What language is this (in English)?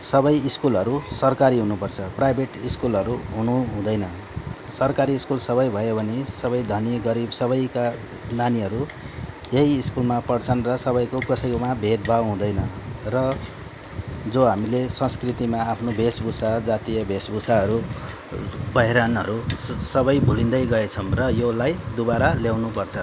Nepali